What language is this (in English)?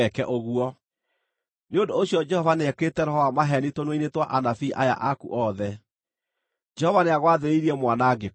Kikuyu